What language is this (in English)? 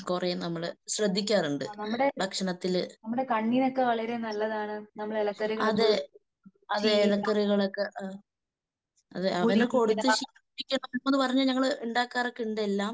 Malayalam